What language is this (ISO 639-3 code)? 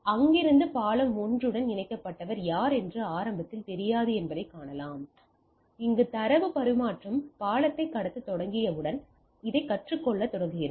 tam